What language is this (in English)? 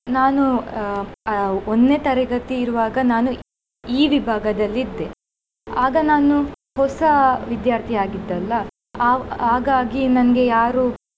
Kannada